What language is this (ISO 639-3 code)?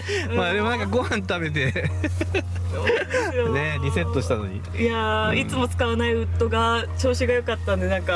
jpn